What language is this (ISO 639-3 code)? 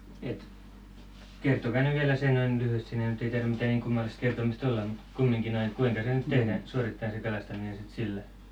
fin